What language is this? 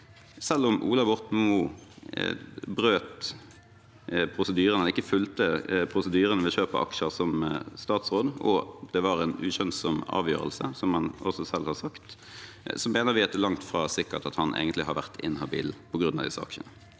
Norwegian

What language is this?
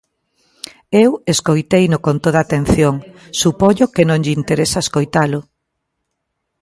Galician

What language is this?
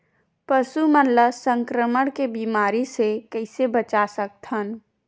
Chhattisgarhi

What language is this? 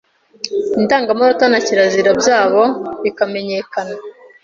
Kinyarwanda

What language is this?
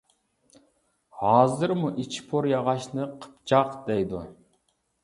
Uyghur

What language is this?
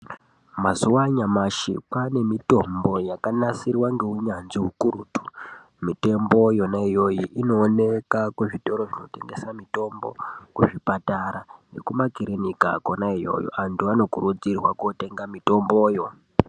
Ndau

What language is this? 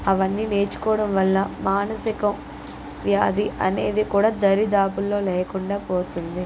Telugu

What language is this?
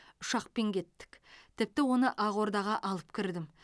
Kazakh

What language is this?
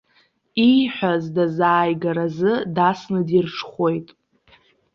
Abkhazian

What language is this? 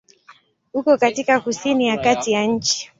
Swahili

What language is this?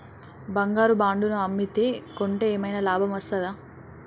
Telugu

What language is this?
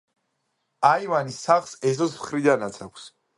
Georgian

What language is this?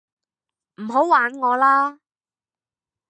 Cantonese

